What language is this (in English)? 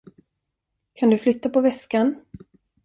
Swedish